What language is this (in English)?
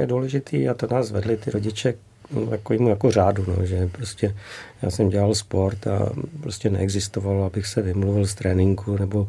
Czech